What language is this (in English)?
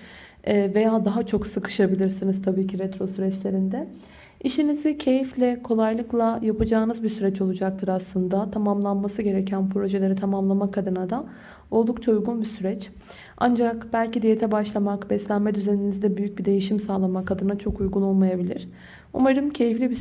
Turkish